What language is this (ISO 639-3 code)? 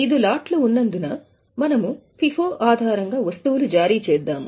tel